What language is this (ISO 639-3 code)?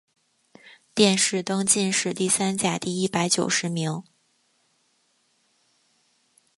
zho